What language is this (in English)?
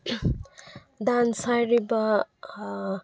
Manipuri